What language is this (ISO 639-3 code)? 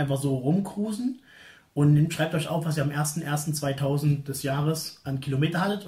deu